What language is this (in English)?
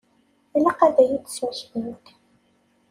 Kabyle